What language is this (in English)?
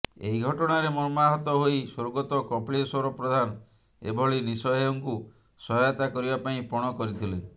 Odia